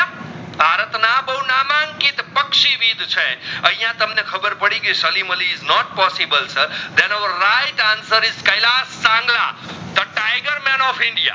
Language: Gujarati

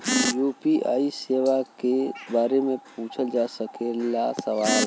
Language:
Bhojpuri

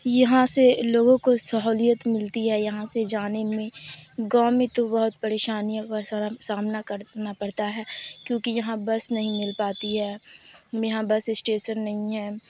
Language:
Urdu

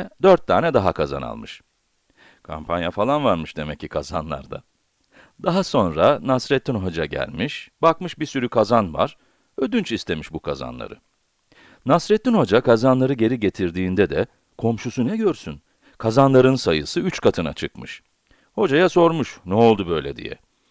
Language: Turkish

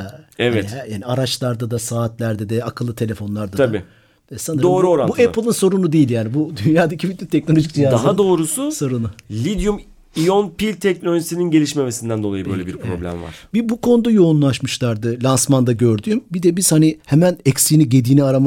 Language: Turkish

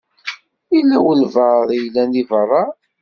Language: Kabyle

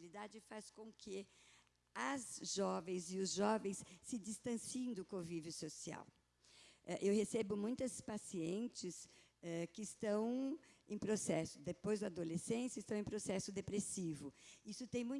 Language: Portuguese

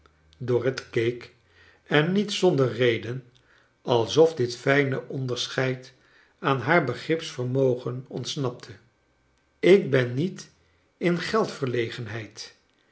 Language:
Dutch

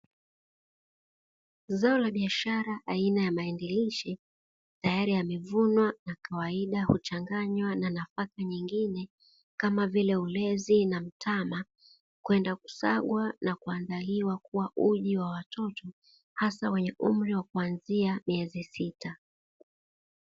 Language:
Swahili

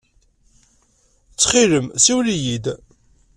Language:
Kabyle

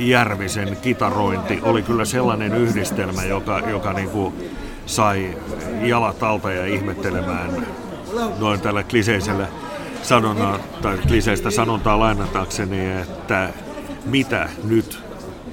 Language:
Finnish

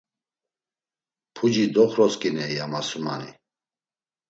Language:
Laz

